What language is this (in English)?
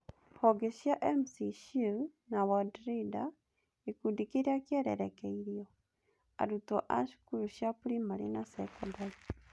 Kikuyu